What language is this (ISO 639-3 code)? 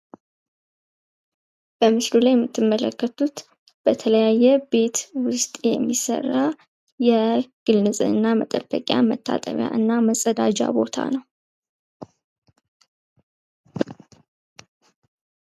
amh